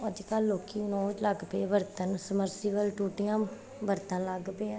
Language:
Punjabi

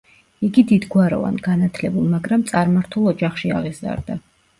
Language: Georgian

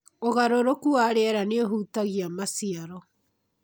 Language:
Kikuyu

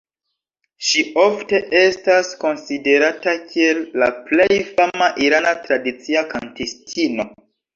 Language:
Esperanto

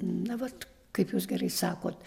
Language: Lithuanian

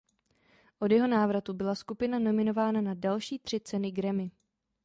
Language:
Czech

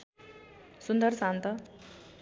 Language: Nepali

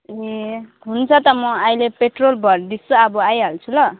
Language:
Nepali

